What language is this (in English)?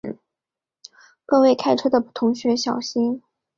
Chinese